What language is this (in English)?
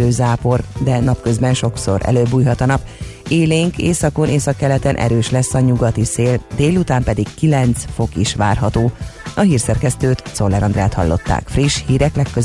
Hungarian